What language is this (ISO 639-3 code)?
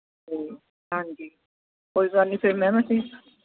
pan